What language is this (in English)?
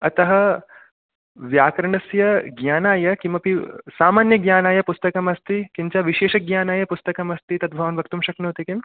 Sanskrit